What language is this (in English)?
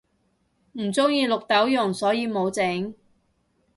Cantonese